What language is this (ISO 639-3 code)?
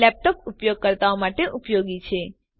guj